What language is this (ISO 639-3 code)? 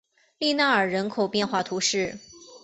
zho